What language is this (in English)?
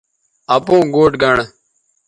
Bateri